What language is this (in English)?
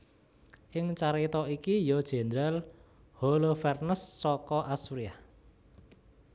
Javanese